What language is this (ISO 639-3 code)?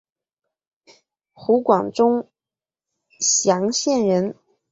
zho